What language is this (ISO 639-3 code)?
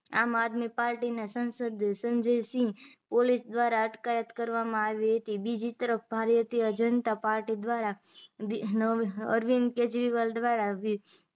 guj